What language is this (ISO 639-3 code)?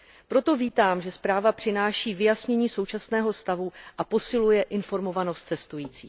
ces